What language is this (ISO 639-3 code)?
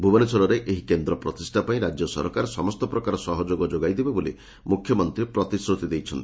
ori